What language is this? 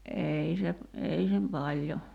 Finnish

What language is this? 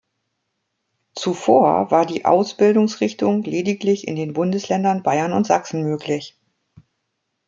German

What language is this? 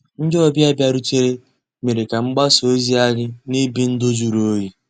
Igbo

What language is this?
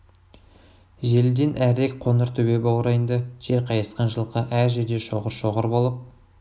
Kazakh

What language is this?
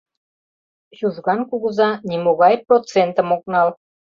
Mari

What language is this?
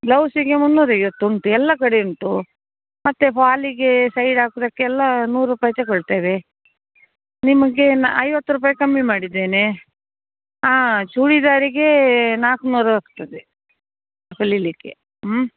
Kannada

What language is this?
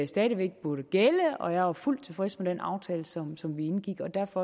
Danish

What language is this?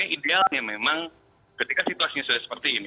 Indonesian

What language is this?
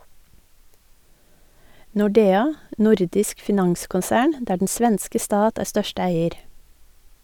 Norwegian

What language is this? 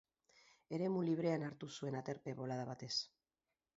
Basque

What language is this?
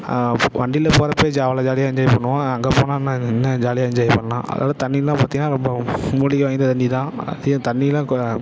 Tamil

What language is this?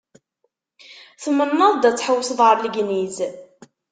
Kabyle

